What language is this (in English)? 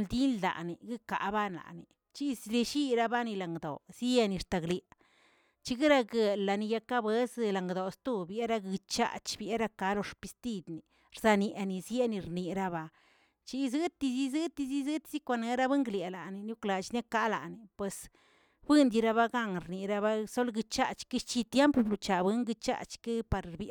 Tilquiapan Zapotec